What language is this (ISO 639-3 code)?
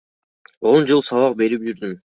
kir